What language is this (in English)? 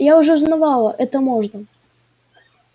Russian